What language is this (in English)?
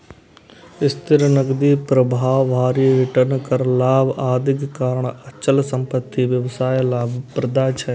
Maithili